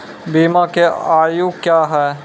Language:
Maithili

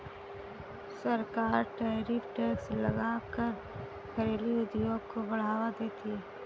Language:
Hindi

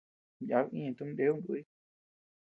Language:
Tepeuxila Cuicatec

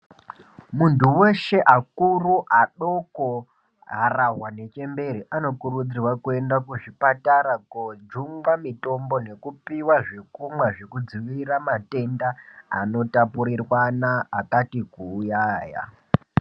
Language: Ndau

